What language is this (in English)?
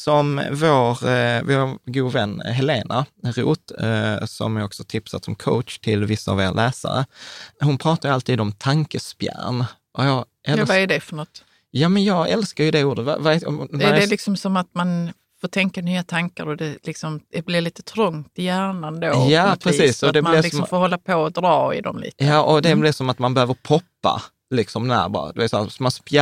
Swedish